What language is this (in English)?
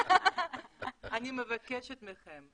Hebrew